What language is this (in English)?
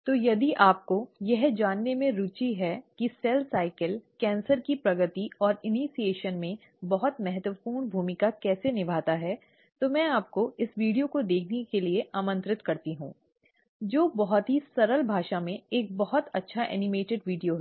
Hindi